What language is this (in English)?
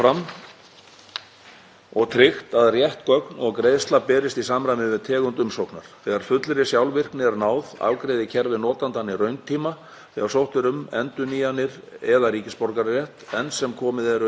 Icelandic